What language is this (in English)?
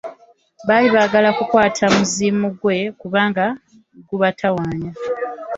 Ganda